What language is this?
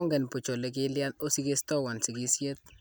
Kalenjin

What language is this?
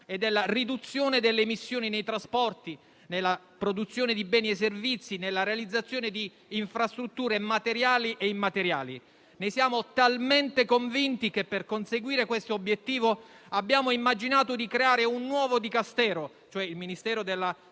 Italian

